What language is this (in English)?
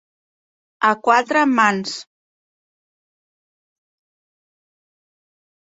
Catalan